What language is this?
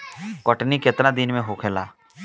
Bhojpuri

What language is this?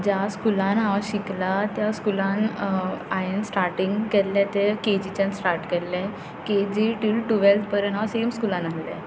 Konkani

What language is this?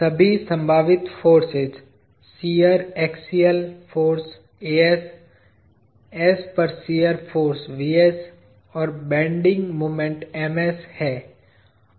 Hindi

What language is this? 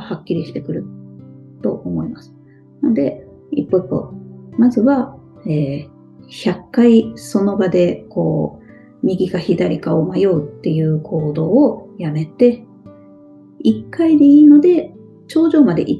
Japanese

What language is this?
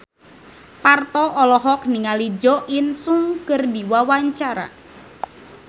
Sundanese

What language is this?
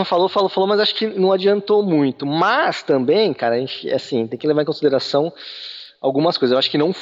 Portuguese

